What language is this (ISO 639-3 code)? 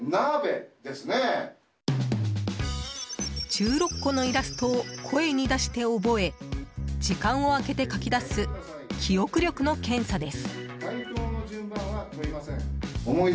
jpn